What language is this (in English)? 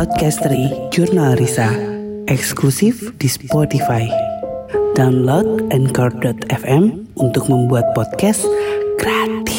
Indonesian